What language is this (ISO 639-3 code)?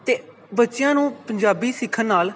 pan